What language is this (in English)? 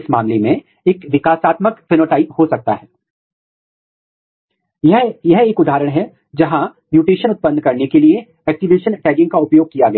Hindi